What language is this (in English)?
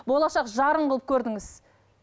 Kazakh